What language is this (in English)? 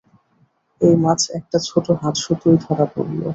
Bangla